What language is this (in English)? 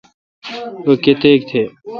Kalkoti